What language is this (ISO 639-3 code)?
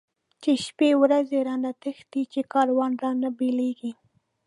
pus